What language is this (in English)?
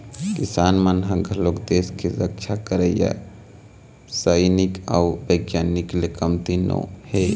Chhattisgarhi